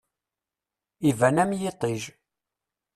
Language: Kabyle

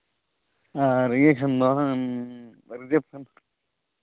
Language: Santali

